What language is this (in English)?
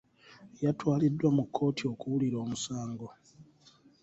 Ganda